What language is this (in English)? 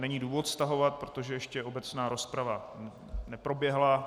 Czech